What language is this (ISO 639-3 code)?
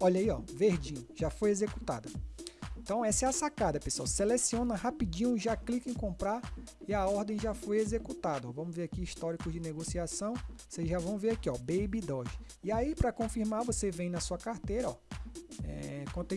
por